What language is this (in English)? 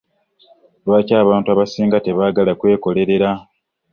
Ganda